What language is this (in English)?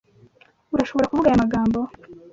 Kinyarwanda